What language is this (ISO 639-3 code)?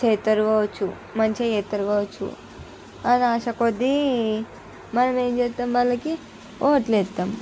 tel